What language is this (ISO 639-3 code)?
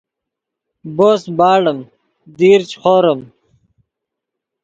ydg